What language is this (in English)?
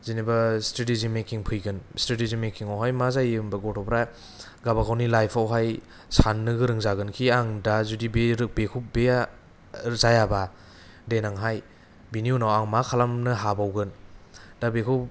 Bodo